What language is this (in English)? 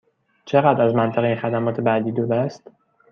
Persian